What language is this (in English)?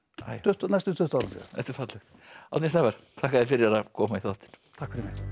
Icelandic